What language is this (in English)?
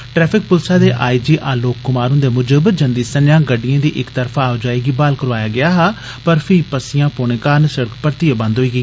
Dogri